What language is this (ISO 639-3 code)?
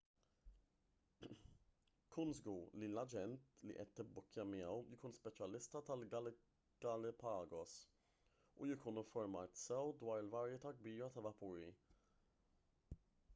mlt